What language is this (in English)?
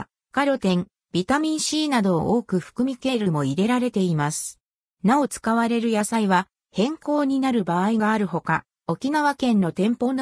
Japanese